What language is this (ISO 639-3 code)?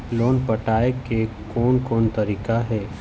hne